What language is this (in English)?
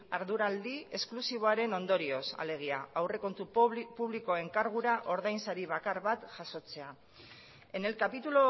Basque